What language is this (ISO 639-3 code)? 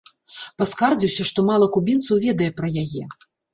bel